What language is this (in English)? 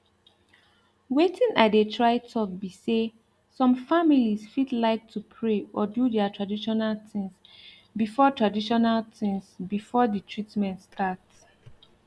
Nigerian Pidgin